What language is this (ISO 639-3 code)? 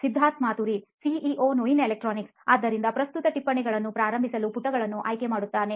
kan